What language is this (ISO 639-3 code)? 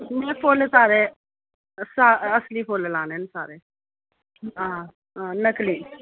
doi